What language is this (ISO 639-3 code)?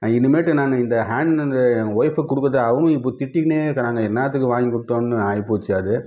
tam